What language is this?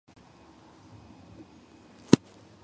Georgian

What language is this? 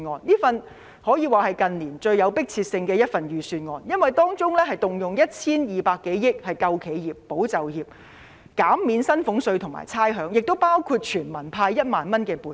Cantonese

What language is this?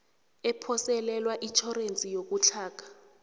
South Ndebele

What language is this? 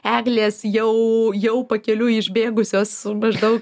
Lithuanian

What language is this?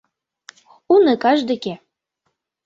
Mari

